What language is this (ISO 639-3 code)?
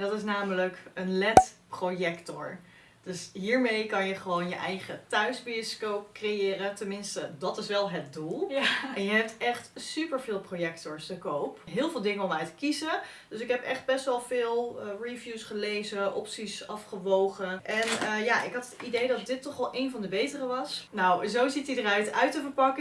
nld